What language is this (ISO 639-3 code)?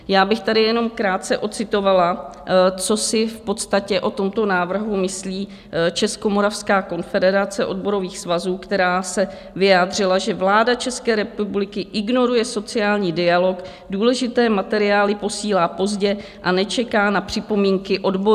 ces